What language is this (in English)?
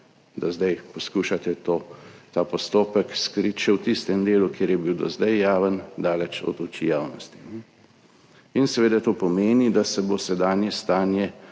Slovenian